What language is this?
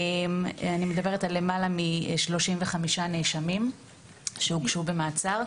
Hebrew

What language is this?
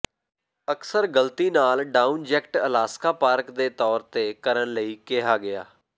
Punjabi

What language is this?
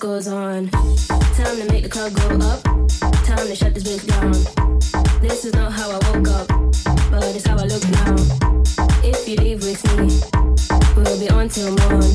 English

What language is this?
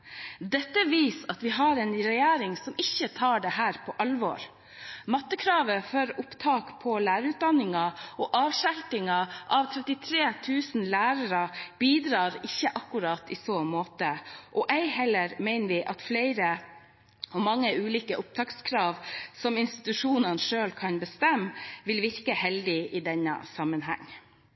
Norwegian Bokmål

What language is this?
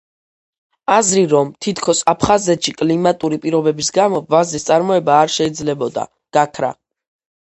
Georgian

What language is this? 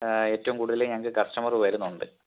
Malayalam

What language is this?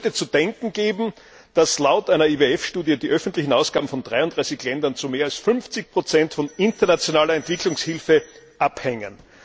German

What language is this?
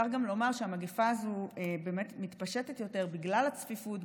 Hebrew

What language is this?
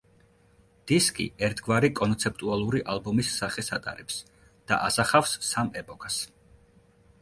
Georgian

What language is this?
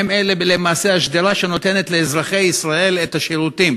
Hebrew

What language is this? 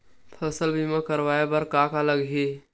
Chhattisgarhi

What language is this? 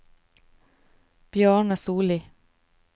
Norwegian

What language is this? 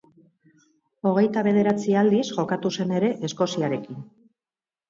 Basque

